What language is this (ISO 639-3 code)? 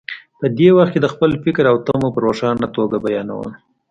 pus